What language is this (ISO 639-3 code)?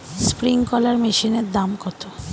ben